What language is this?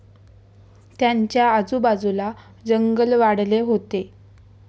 Marathi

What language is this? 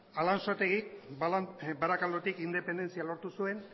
Basque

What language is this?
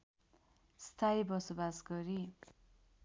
Nepali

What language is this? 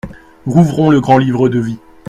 French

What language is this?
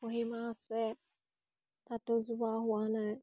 Assamese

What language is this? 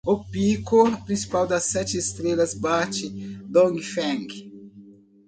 Portuguese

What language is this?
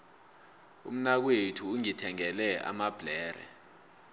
South Ndebele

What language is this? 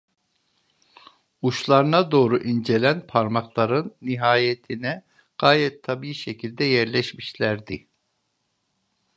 Turkish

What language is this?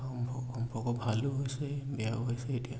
Assamese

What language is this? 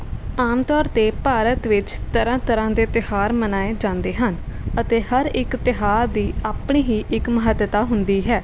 Punjabi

